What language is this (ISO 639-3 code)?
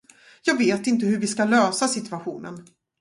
swe